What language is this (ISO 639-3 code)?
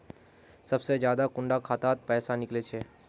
mag